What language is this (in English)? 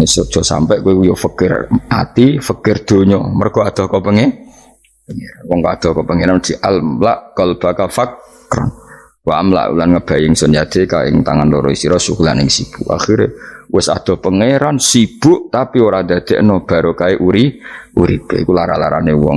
Indonesian